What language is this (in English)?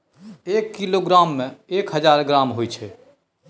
Maithili